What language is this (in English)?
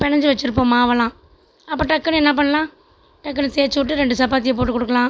Tamil